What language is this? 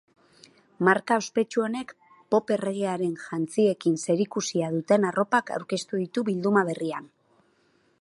Basque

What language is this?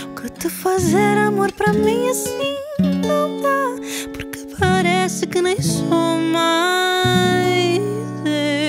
Portuguese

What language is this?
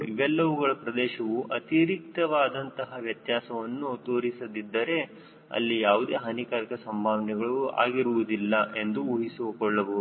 Kannada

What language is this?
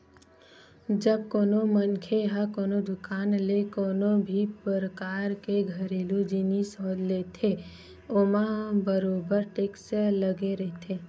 Chhattisgarhi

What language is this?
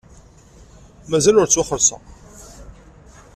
Kabyle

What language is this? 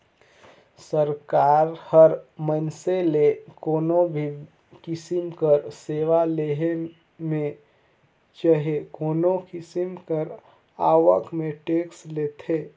Chhattisgarhi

